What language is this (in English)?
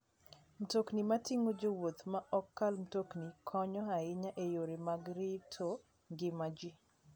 Luo (Kenya and Tanzania)